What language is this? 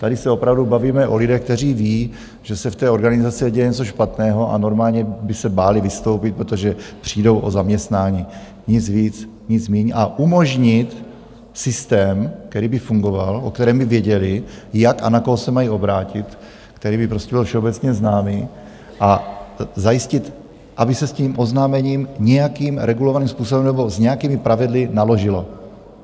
Czech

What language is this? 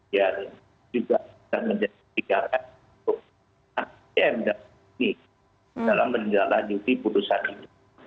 Indonesian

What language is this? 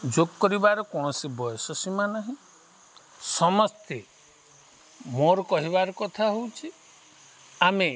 Odia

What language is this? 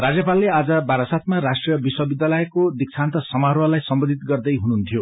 Nepali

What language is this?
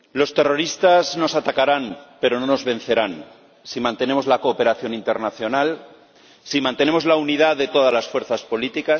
Spanish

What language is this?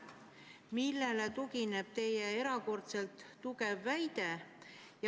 Estonian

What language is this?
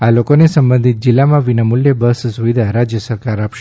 Gujarati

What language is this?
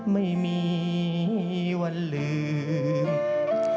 Thai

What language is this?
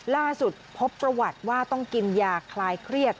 Thai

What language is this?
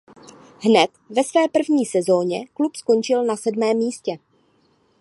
Czech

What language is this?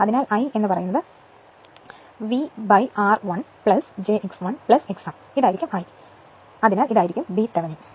Malayalam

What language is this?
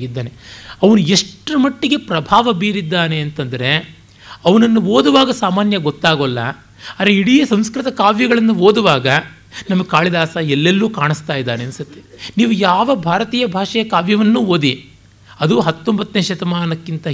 Kannada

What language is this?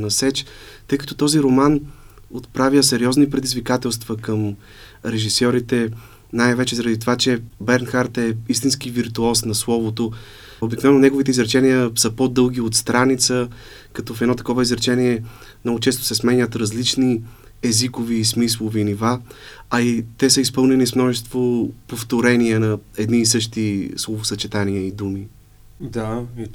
Bulgarian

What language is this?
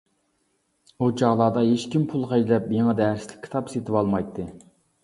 Uyghur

